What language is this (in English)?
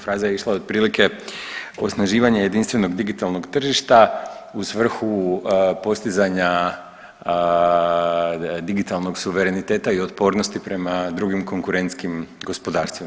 Croatian